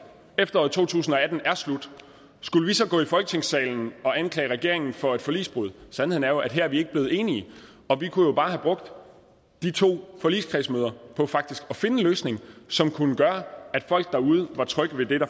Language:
Danish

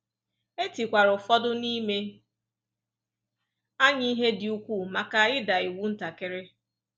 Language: Igbo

